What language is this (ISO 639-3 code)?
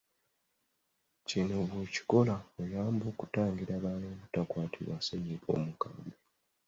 lug